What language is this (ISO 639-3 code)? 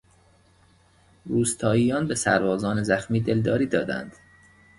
fas